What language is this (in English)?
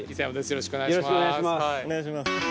Japanese